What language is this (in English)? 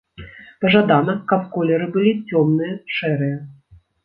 Belarusian